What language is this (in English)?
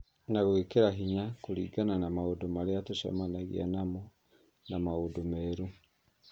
Kikuyu